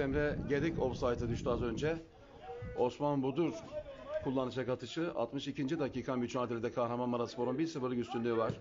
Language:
Turkish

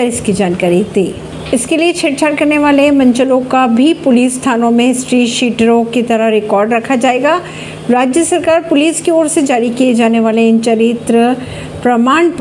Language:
Hindi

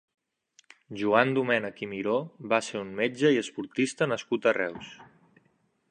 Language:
Catalan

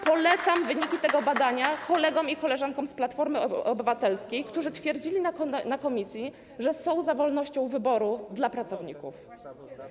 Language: Polish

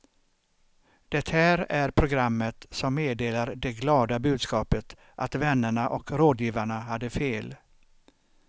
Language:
Swedish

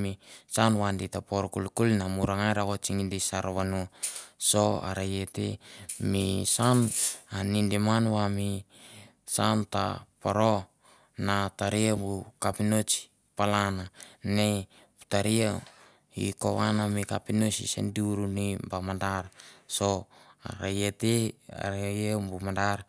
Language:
Mandara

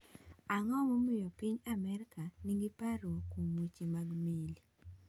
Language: Luo (Kenya and Tanzania)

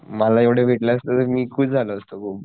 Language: Marathi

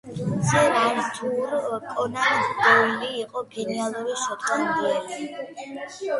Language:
Georgian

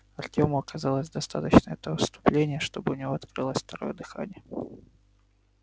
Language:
Russian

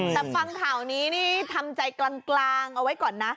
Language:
Thai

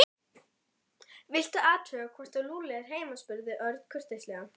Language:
Icelandic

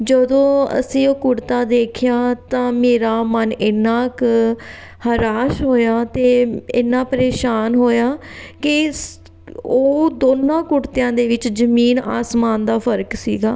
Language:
Punjabi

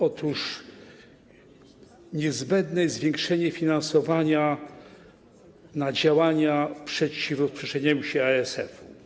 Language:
Polish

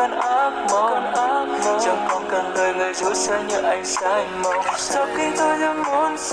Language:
Vietnamese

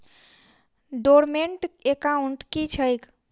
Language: Maithili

